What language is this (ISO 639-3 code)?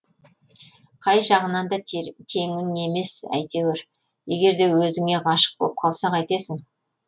kaz